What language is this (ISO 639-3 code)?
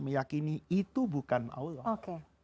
ind